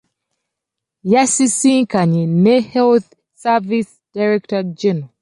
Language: Ganda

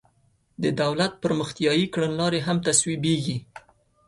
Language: Pashto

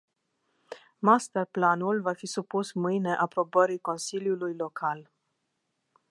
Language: Romanian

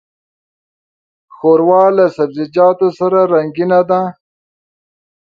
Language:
Pashto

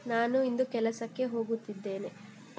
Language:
Kannada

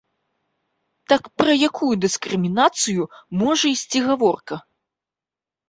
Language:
Belarusian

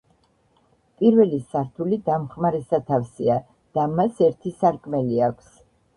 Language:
Georgian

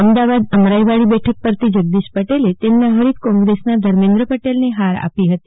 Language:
Gujarati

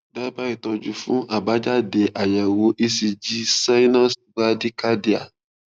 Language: Yoruba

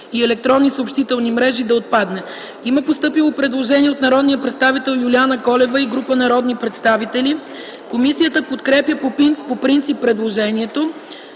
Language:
Bulgarian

